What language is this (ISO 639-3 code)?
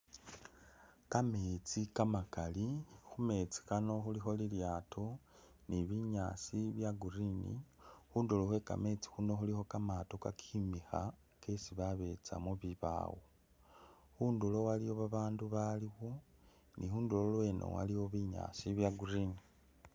myx